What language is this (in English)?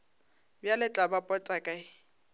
Northern Sotho